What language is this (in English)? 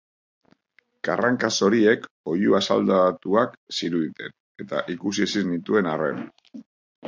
Basque